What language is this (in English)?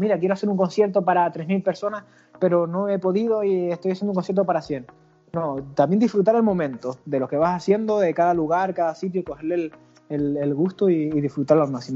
Spanish